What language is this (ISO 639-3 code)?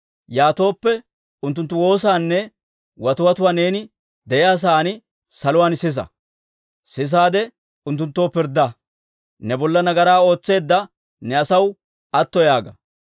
dwr